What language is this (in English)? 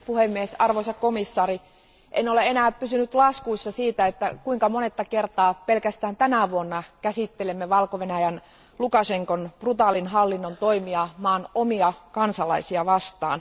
Finnish